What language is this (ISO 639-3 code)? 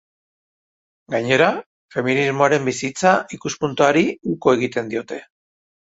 eus